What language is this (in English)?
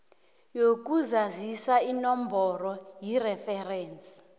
South Ndebele